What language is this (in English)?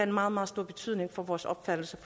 Danish